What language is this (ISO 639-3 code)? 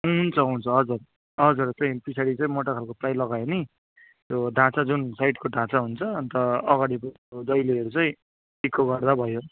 nep